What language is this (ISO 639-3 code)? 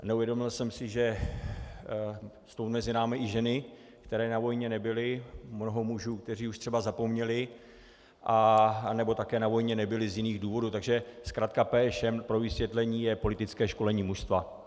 ces